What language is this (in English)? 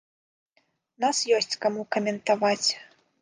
Belarusian